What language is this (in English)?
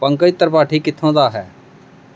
Punjabi